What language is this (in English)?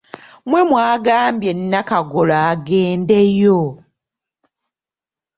Ganda